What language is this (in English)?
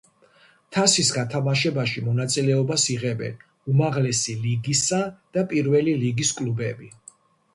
Georgian